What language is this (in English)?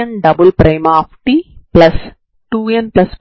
Telugu